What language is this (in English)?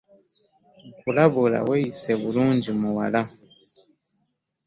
Ganda